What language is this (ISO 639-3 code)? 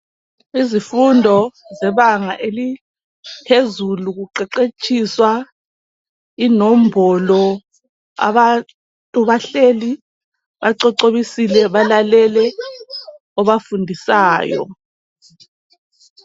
nde